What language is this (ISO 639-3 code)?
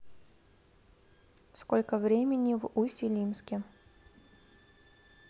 rus